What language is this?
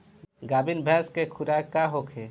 Bhojpuri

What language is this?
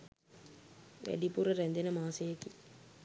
Sinhala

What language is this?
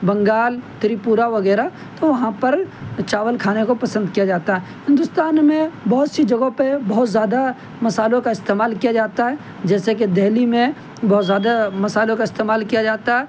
Urdu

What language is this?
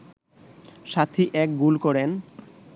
Bangla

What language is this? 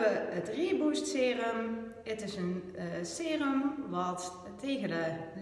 Dutch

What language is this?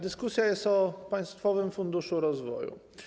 Polish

